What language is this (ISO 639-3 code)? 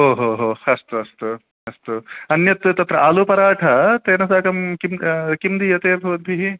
san